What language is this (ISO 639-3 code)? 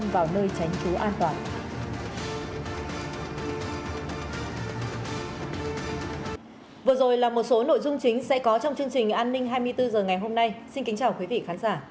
vie